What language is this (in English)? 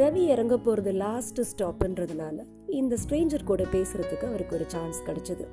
Tamil